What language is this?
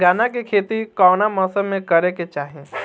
Bhojpuri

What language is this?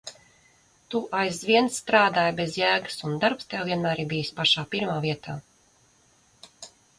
Latvian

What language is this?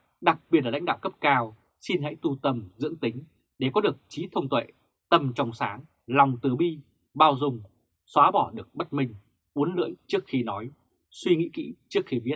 Vietnamese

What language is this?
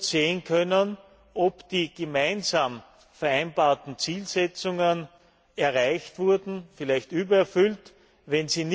German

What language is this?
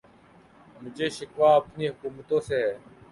Urdu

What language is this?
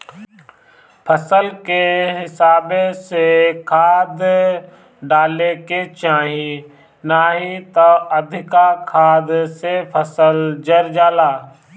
Bhojpuri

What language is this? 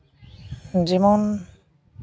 Santali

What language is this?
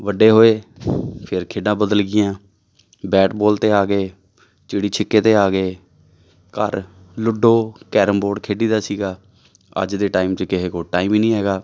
Punjabi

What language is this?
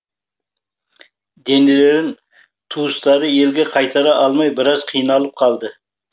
Kazakh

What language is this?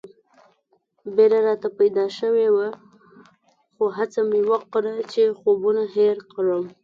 Pashto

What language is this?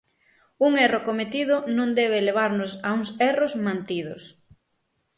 Galician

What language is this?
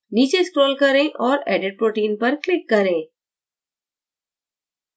Hindi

